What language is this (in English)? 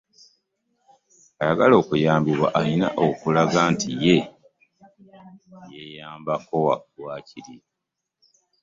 Ganda